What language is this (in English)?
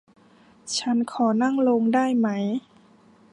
Thai